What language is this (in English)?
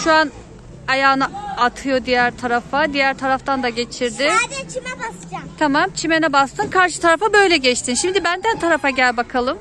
Turkish